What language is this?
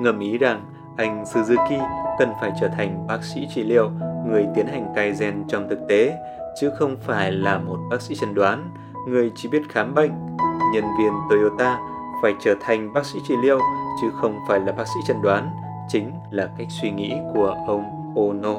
Vietnamese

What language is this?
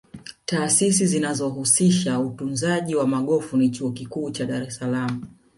Swahili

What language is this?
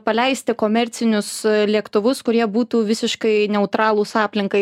Lithuanian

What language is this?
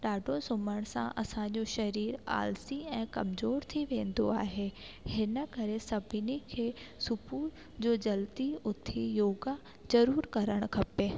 Sindhi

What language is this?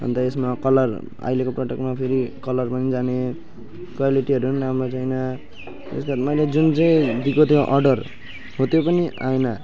Nepali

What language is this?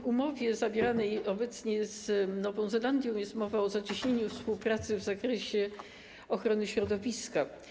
Polish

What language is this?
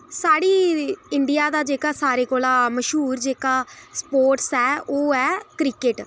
Dogri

